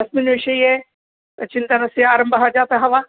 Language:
Sanskrit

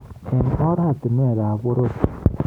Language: Kalenjin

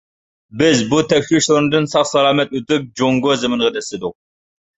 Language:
Uyghur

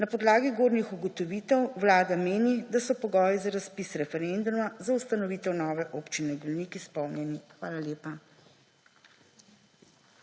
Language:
Slovenian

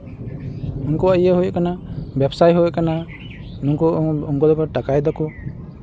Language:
Santali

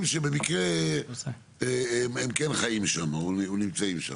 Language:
Hebrew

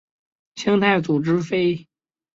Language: Chinese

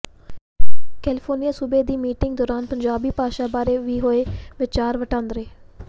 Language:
Punjabi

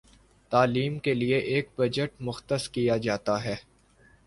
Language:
Urdu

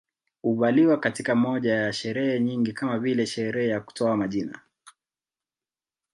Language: Swahili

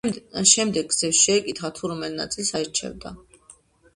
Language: Georgian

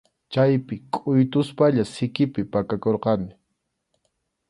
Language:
Arequipa-La Unión Quechua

